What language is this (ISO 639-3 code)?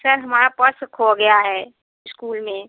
hin